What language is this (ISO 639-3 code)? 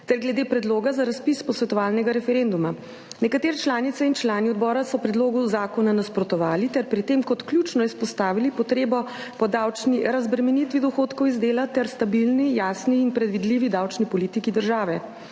slv